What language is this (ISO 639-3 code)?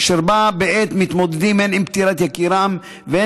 heb